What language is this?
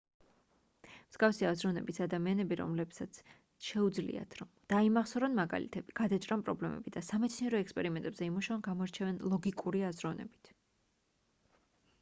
Georgian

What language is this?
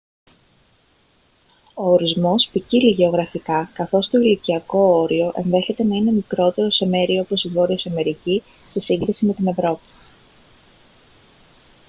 Greek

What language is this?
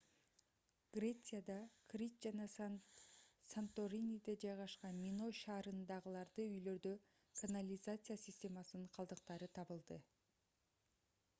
Kyrgyz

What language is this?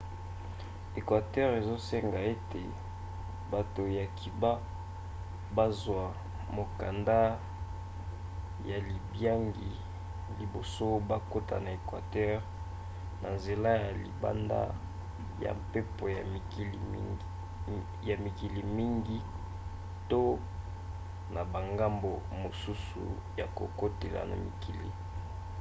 Lingala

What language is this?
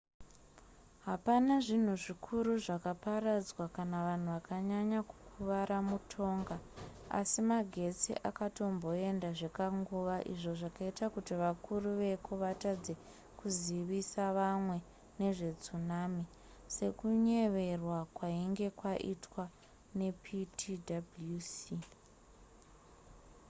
Shona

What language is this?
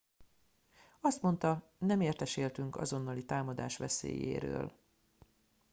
Hungarian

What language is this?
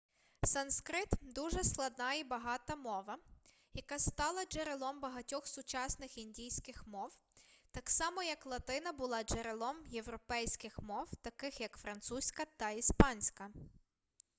Ukrainian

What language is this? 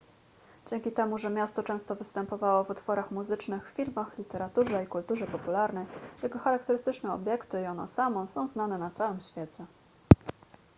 Polish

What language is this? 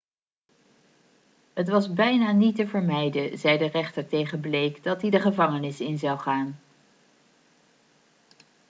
Dutch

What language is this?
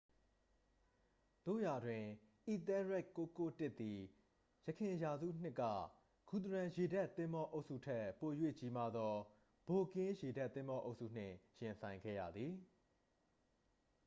Burmese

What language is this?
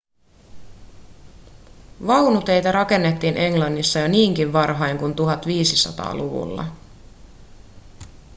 Finnish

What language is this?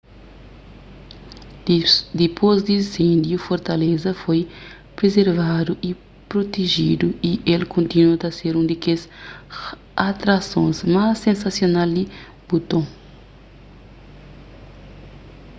Kabuverdianu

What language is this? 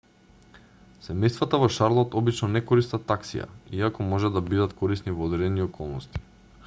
Macedonian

